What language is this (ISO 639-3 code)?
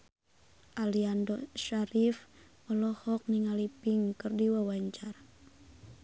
sun